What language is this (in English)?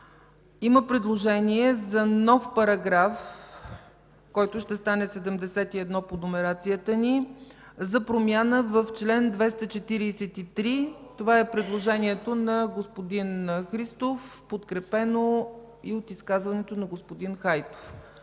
Bulgarian